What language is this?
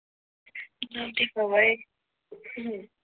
Marathi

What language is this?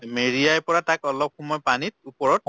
Assamese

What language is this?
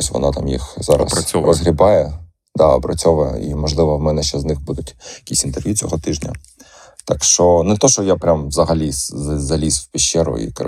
Ukrainian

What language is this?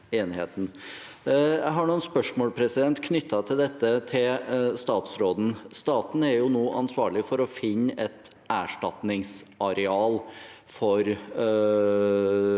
Norwegian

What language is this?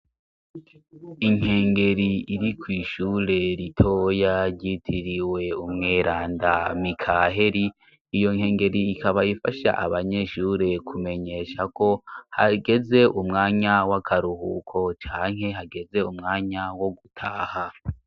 Rundi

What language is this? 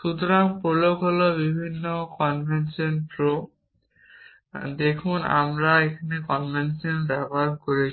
Bangla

